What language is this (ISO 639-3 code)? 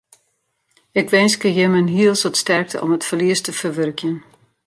fry